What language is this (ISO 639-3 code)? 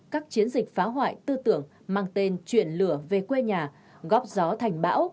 vie